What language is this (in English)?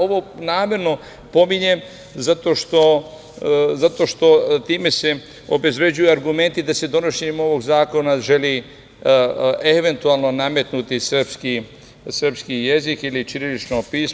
Serbian